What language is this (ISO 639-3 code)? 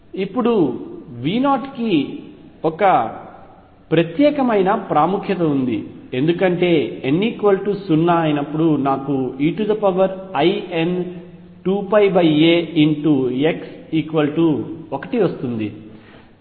tel